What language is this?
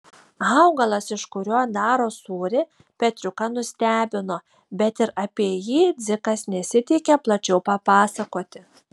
Lithuanian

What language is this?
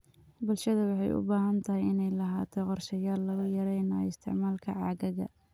Somali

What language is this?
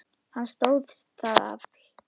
Icelandic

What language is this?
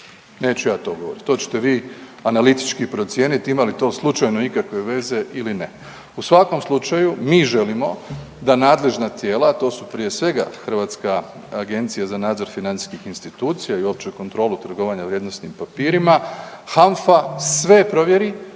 Croatian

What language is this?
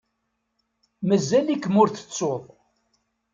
Kabyle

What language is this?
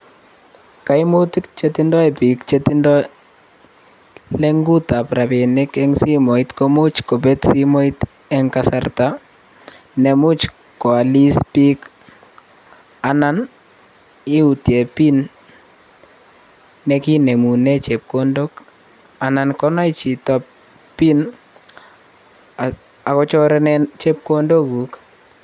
Kalenjin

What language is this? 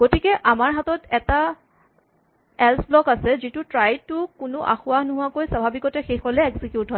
Assamese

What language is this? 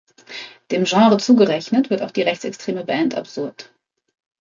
German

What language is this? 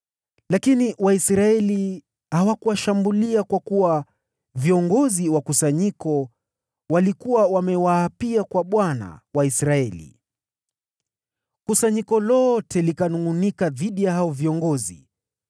Swahili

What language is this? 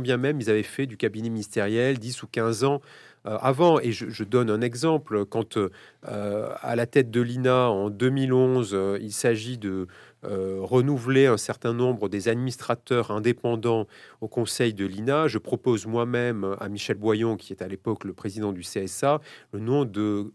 French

